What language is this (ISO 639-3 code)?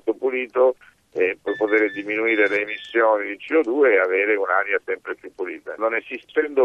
ita